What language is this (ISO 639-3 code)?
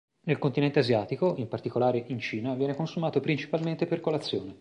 ita